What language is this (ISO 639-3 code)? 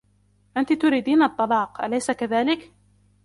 ara